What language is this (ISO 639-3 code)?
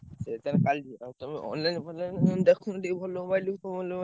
ori